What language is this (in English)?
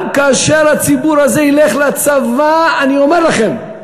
Hebrew